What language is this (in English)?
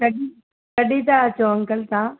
Sindhi